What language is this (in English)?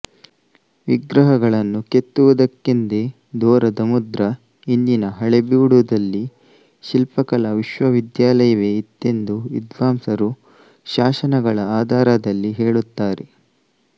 Kannada